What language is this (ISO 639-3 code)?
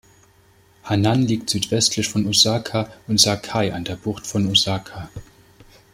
deu